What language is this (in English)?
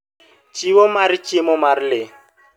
Luo (Kenya and Tanzania)